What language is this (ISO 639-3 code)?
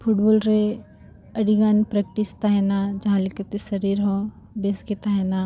sat